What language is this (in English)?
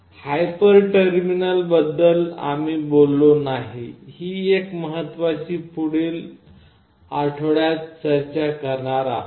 Marathi